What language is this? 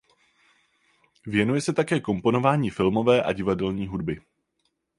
Czech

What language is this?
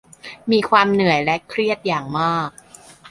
Thai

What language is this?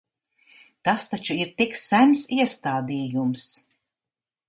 Latvian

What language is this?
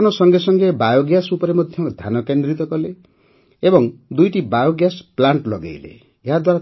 Odia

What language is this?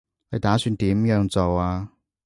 Cantonese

